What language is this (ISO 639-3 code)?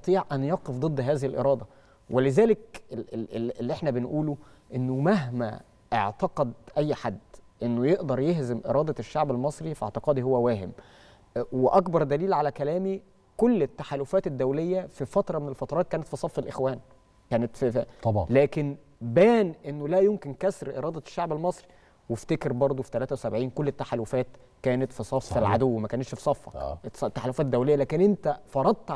ara